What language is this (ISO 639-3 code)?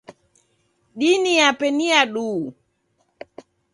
dav